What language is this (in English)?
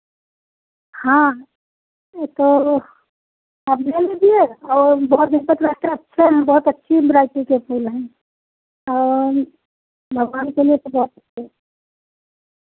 Hindi